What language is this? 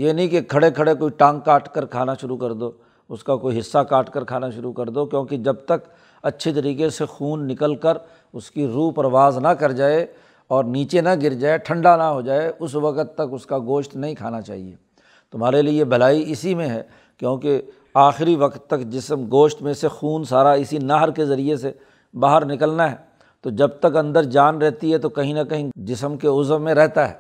Urdu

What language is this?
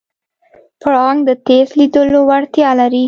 Pashto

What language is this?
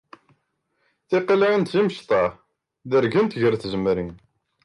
Kabyle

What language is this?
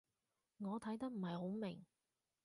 Cantonese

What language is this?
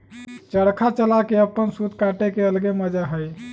Magahi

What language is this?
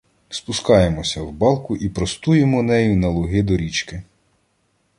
Ukrainian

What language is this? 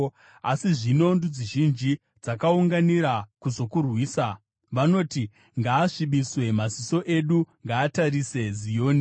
Shona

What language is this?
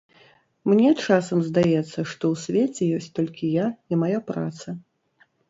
Belarusian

